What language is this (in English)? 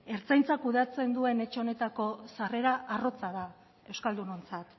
Basque